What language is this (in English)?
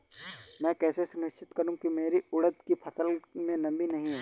Hindi